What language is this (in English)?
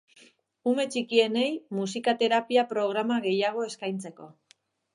Basque